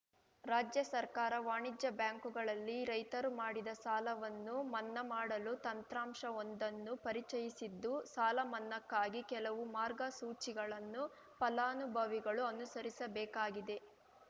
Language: Kannada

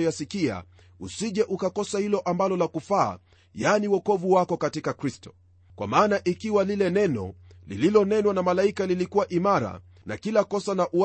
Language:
Swahili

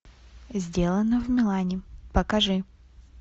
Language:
Russian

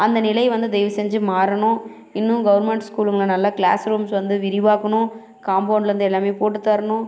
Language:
Tamil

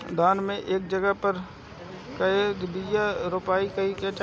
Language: Bhojpuri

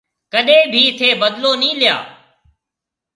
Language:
Marwari (Pakistan)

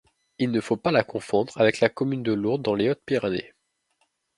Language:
French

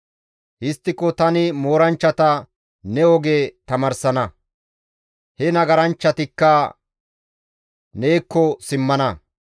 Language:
Gamo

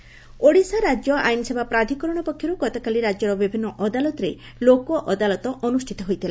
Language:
Odia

